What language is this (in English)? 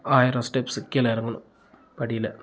Tamil